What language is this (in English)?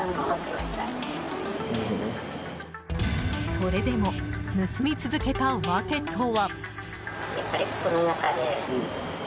Japanese